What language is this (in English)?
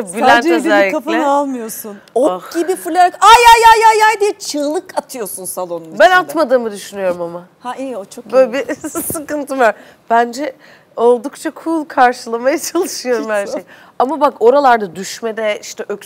Turkish